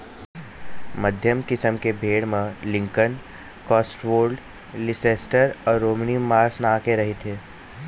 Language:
Chhattisgarhi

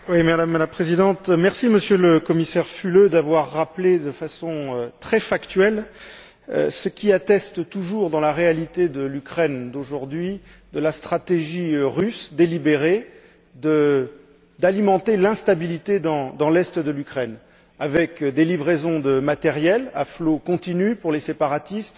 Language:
French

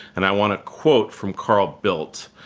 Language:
English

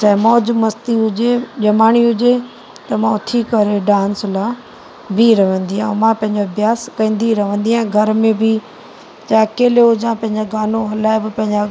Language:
Sindhi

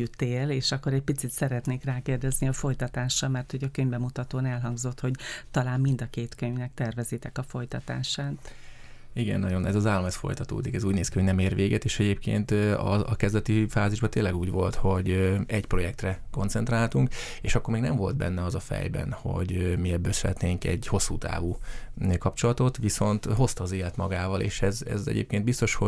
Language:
Hungarian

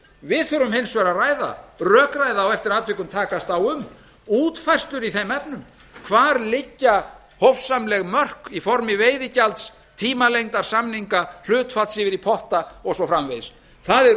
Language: Icelandic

